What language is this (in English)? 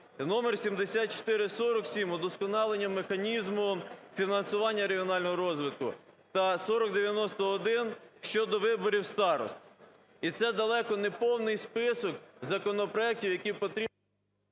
Ukrainian